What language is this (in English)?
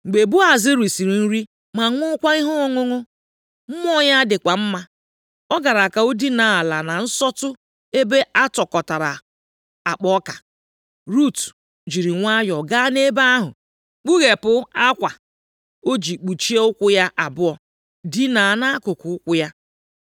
Igbo